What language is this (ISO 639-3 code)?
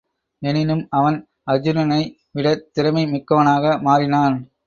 tam